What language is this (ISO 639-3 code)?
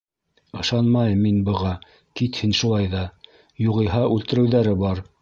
bak